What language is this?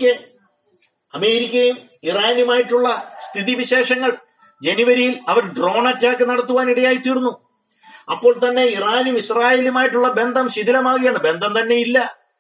Malayalam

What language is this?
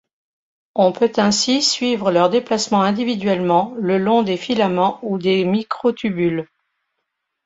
French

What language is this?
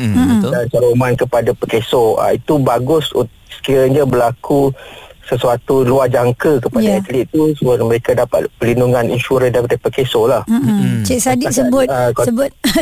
Malay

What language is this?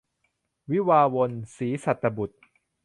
Thai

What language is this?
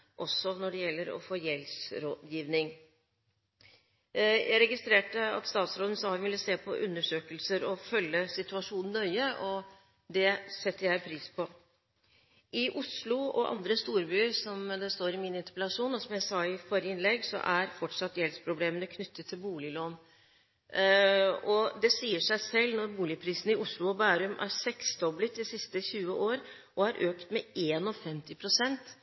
Norwegian Bokmål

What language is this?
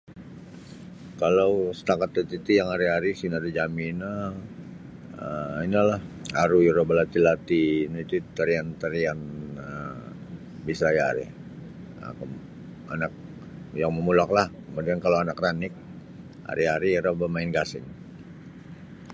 Sabah Bisaya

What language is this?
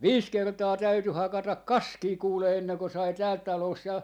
Finnish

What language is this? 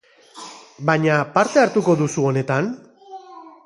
Basque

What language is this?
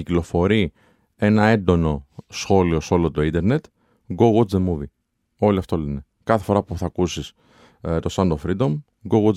Greek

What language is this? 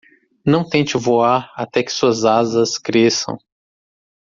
Portuguese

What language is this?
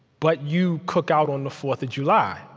English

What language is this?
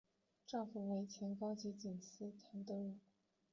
Chinese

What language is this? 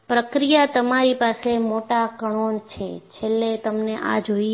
Gujarati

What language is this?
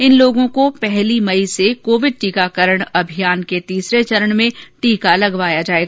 Hindi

